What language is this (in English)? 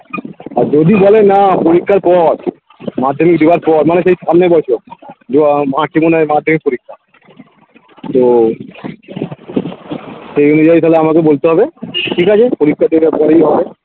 Bangla